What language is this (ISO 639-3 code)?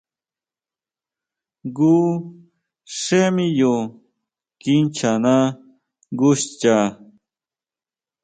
mau